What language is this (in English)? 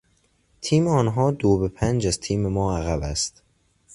Persian